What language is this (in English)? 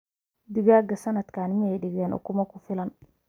Somali